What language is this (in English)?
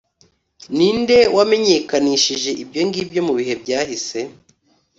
Kinyarwanda